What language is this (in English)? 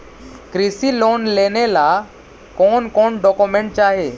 Magahi